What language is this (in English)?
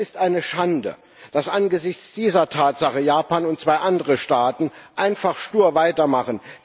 German